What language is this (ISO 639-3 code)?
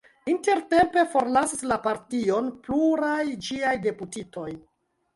epo